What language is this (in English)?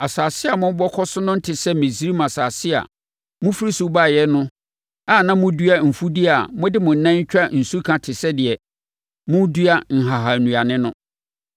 Akan